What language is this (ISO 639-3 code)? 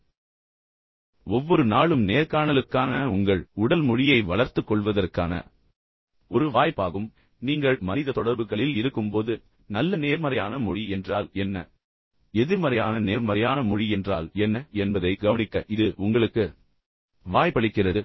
tam